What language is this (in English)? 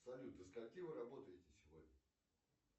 Russian